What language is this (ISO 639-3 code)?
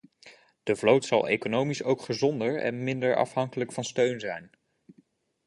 nld